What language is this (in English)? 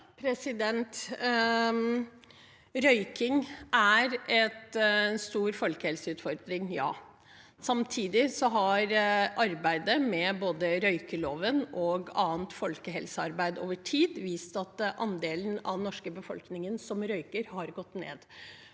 Norwegian